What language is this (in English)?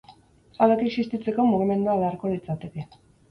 Basque